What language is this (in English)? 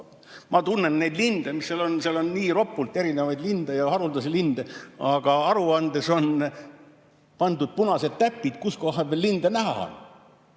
Estonian